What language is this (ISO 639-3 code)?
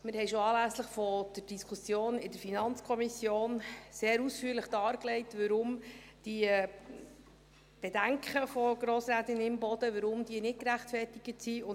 gsw